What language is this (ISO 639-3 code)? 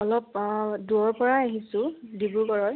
asm